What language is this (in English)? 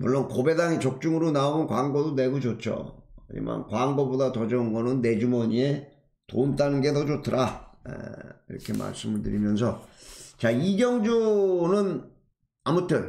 Korean